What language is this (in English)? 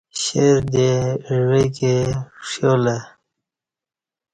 Kati